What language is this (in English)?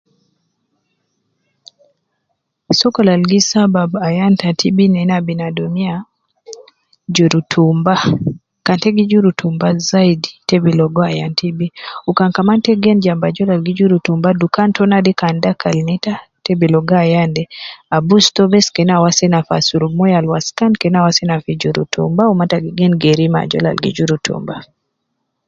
Nubi